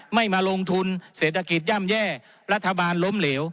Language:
Thai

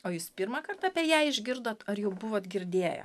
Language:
Lithuanian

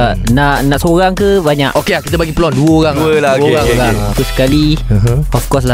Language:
Malay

